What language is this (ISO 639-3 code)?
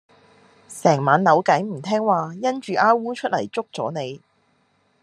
yue